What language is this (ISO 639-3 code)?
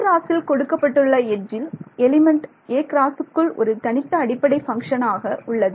tam